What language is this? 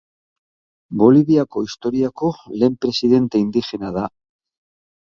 Basque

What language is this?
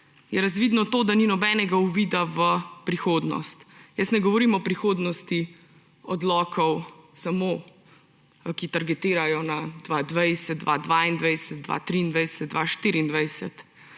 Slovenian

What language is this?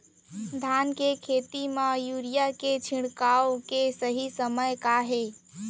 Chhattisgarhi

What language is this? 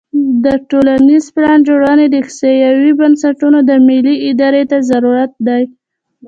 Pashto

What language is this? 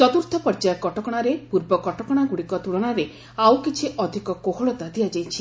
Odia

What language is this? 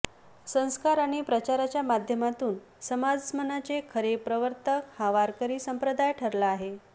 Marathi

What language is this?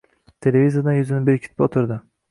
Uzbek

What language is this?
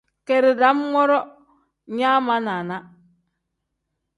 Tem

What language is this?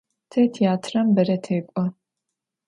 Adyghe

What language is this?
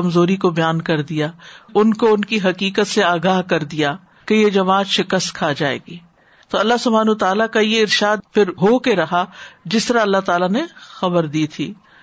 Urdu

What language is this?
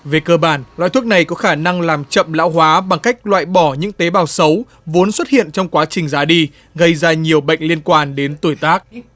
Vietnamese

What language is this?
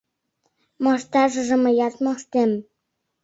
Mari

